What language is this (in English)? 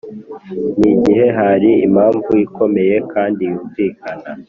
Kinyarwanda